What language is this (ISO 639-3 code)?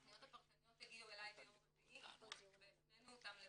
heb